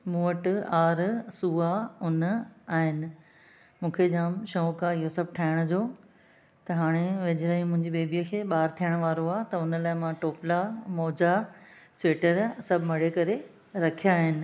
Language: Sindhi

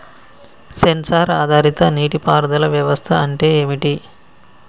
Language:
Telugu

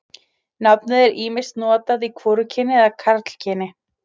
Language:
Icelandic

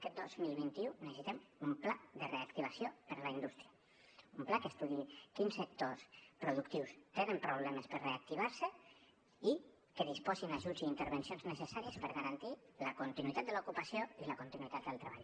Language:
Catalan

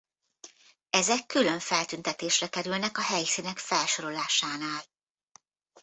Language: Hungarian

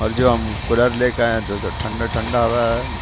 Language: Urdu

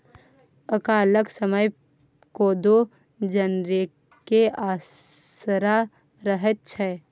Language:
Maithili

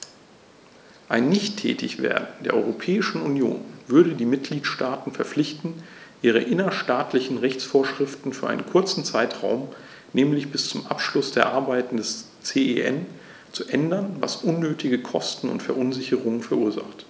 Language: German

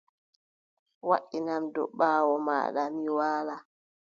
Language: Adamawa Fulfulde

